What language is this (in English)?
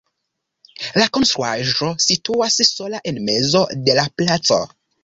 Esperanto